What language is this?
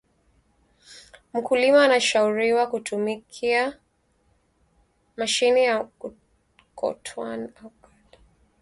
Swahili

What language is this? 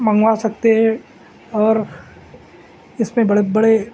Urdu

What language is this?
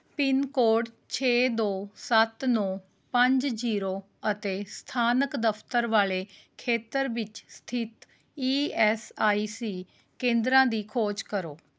Punjabi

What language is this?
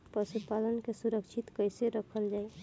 Bhojpuri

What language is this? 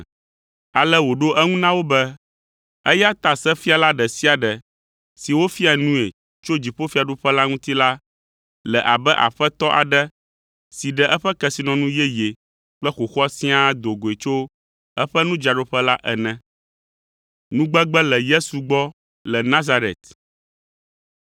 Ewe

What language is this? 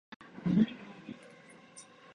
Japanese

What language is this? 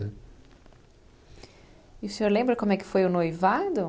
Portuguese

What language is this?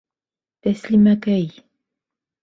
Bashkir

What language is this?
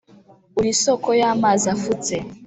Kinyarwanda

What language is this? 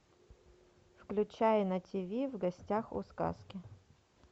Russian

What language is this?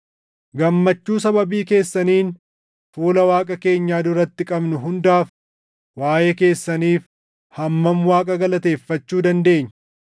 Oromo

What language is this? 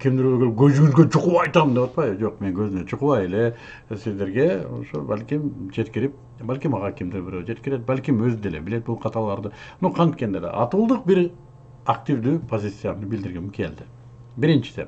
Turkish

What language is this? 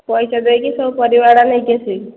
Odia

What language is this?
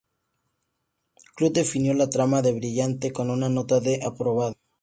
Spanish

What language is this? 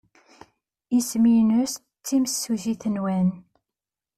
Kabyle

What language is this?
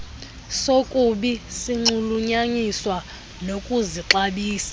Xhosa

